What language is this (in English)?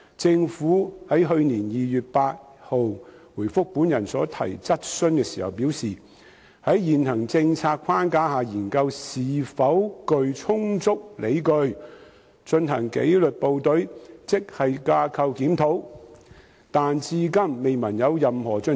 Cantonese